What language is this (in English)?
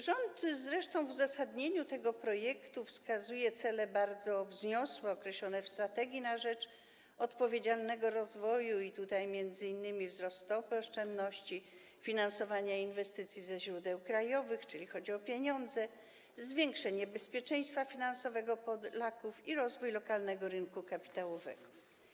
Polish